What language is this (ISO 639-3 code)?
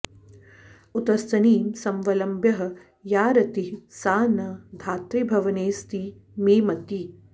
san